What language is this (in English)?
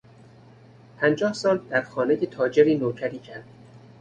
Persian